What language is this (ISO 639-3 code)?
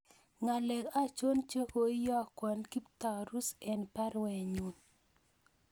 kln